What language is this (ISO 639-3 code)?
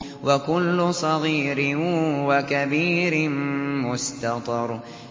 ara